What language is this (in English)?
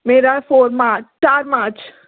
Punjabi